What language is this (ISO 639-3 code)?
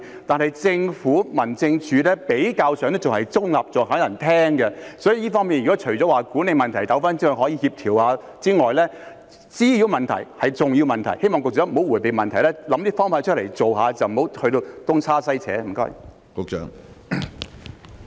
yue